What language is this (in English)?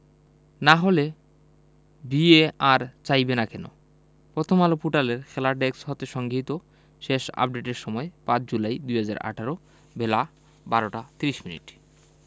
Bangla